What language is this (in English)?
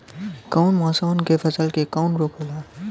Bhojpuri